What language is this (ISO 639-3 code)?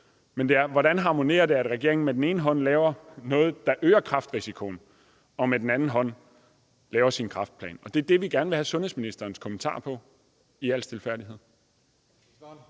dan